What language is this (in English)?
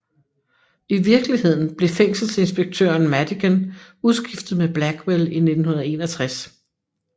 Danish